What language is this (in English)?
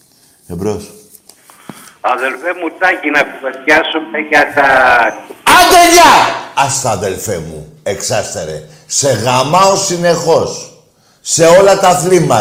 Greek